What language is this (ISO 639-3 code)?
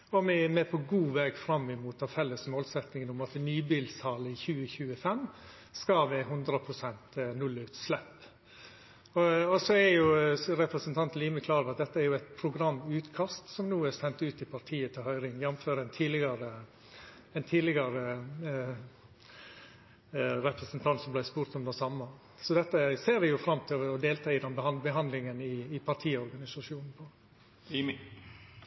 nno